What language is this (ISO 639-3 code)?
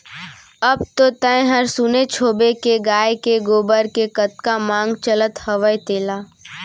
hne